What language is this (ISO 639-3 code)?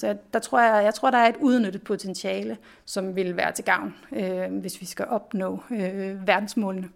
dan